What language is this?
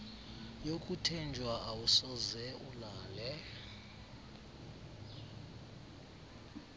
Xhosa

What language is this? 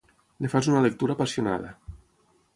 Catalan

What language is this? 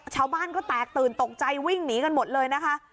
Thai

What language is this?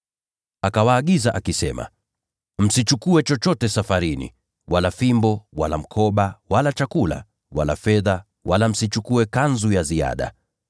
Swahili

